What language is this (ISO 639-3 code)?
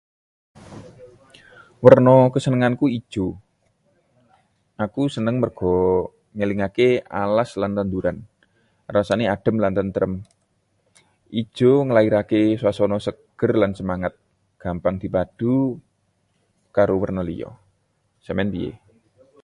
jav